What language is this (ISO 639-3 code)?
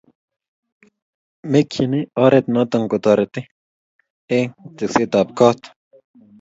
kln